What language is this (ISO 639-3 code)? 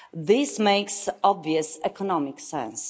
eng